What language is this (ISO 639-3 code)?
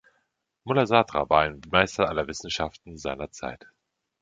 deu